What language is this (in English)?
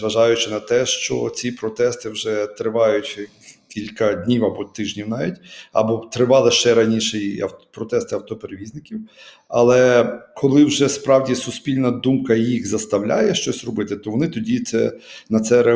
Ukrainian